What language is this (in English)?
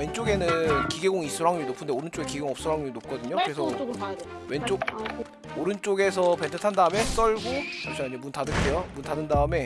Korean